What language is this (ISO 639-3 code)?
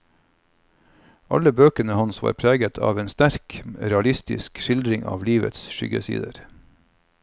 nor